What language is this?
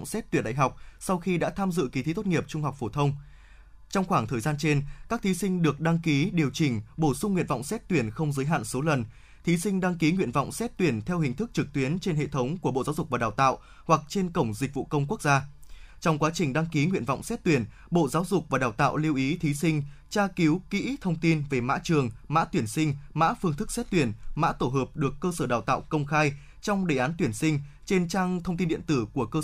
Vietnamese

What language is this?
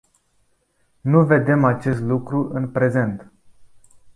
Romanian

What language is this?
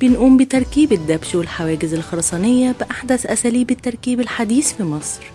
Arabic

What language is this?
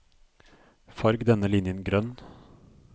Norwegian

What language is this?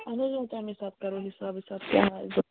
Kashmiri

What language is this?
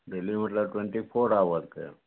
Maithili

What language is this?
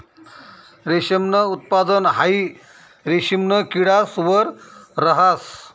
Marathi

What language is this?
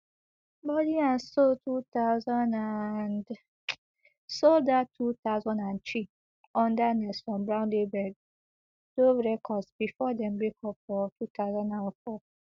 Nigerian Pidgin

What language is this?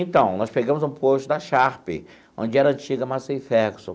Portuguese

